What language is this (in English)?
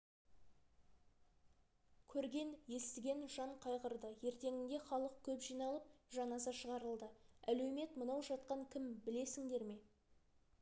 Kazakh